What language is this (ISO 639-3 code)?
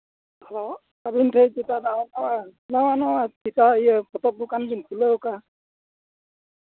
sat